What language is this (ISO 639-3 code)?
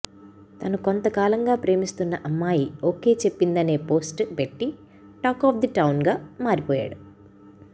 tel